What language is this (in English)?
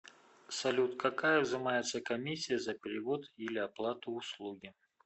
Russian